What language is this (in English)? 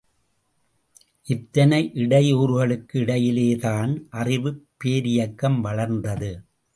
Tamil